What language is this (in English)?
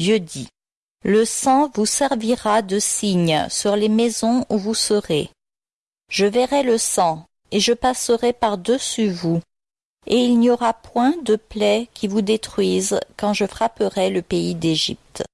French